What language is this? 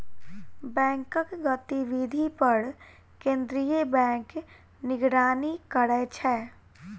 Maithili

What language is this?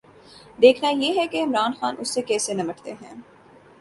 Urdu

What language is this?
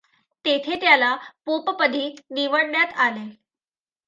Marathi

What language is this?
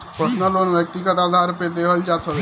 Bhojpuri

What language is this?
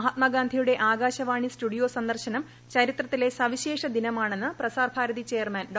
Malayalam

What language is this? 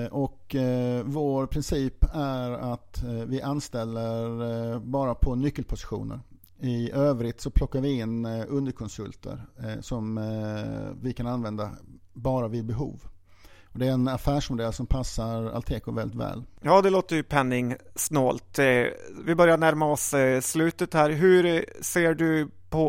Swedish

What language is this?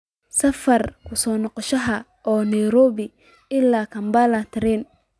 Somali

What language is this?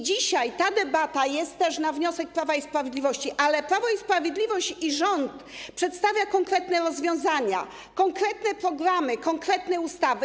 Polish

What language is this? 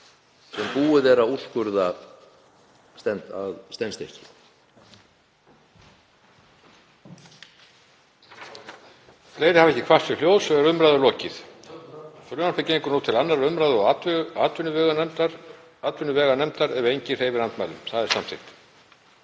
Icelandic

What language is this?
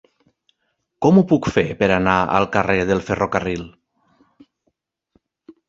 Catalan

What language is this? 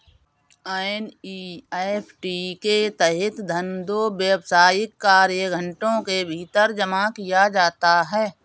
Hindi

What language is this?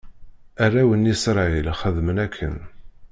Kabyle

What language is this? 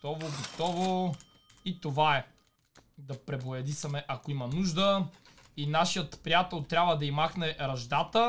Bulgarian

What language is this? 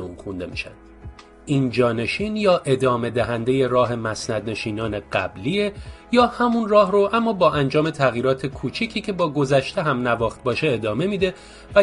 Persian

